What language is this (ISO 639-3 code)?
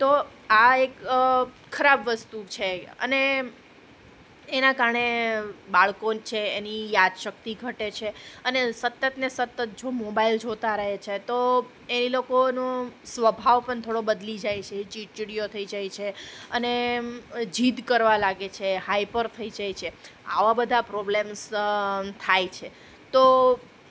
guj